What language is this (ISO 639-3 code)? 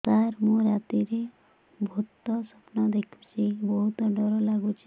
ori